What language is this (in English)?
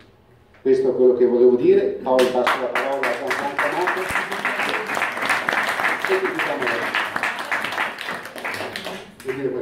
Italian